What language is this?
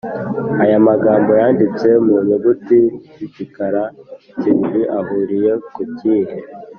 Kinyarwanda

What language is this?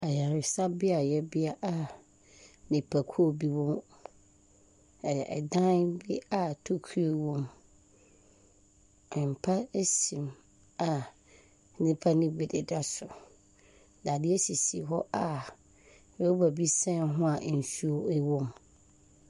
Akan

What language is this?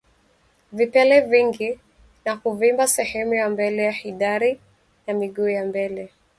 Swahili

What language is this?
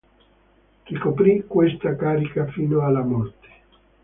Italian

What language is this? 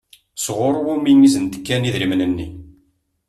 Kabyle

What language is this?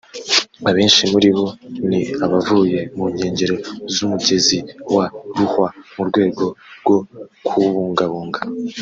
Kinyarwanda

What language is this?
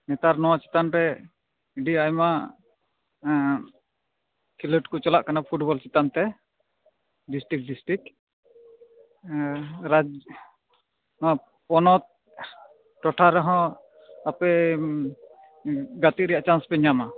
Santali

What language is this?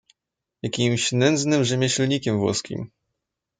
Polish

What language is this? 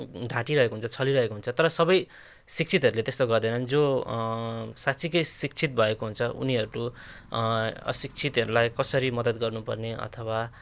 Nepali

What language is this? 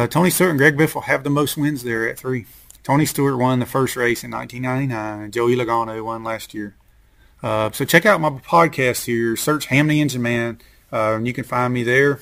English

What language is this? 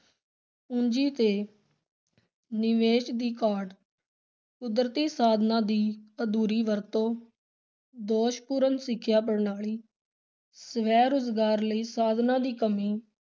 Punjabi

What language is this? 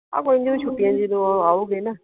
Punjabi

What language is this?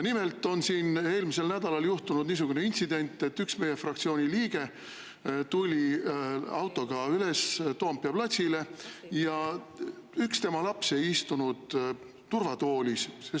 Estonian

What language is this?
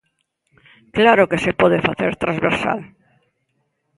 Galician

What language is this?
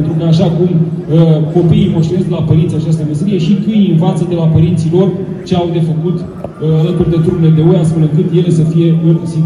Romanian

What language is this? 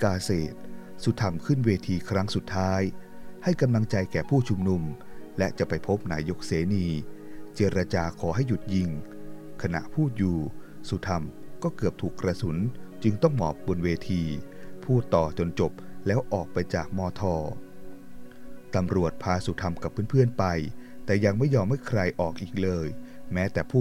Thai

